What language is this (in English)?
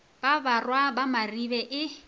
Northern Sotho